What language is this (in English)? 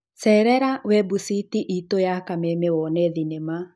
Kikuyu